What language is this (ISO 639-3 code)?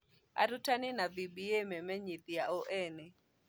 kik